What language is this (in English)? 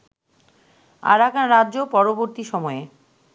Bangla